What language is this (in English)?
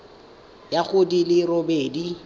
Tswana